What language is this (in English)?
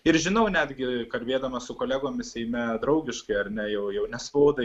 Lithuanian